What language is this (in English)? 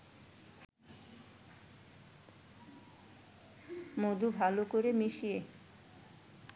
Bangla